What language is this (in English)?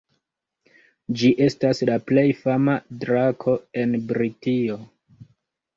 Esperanto